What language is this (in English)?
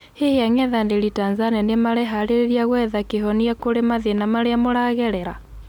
Kikuyu